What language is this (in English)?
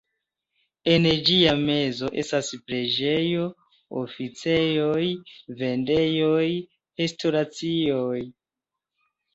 Esperanto